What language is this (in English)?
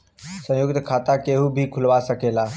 Bhojpuri